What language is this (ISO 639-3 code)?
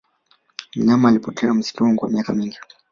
swa